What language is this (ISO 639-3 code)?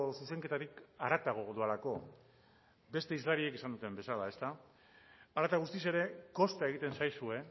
eus